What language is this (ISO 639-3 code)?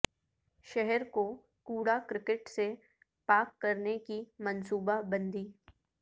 urd